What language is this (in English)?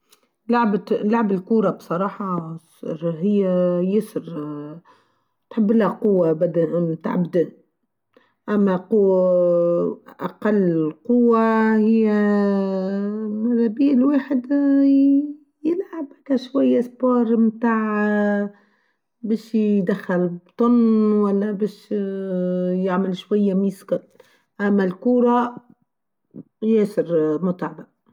Tunisian Arabic